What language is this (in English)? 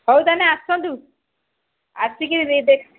Odia